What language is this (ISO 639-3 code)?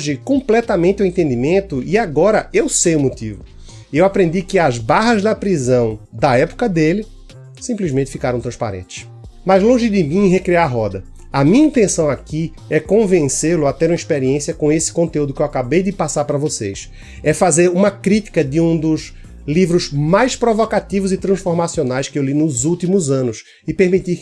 por